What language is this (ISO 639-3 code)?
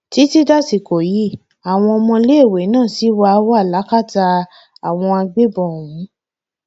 yor